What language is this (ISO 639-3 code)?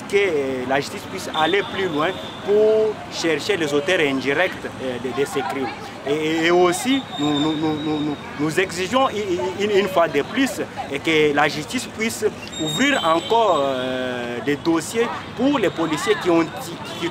fra